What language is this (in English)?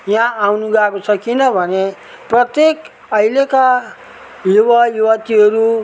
Nepali